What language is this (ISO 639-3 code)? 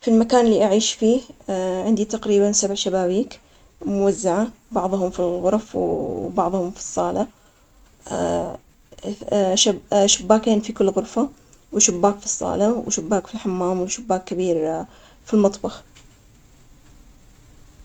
acx